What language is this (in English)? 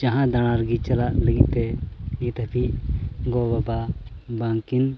Santali